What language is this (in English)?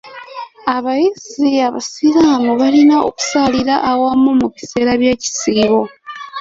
Ganda